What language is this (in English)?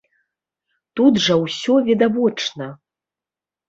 Belarusian